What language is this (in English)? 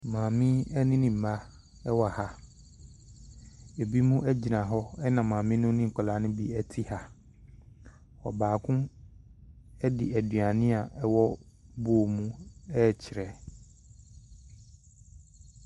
Akan